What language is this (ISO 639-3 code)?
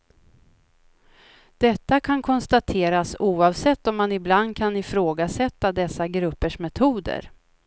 swe